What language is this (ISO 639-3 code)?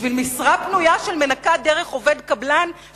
heb